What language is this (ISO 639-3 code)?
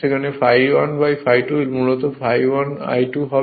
ben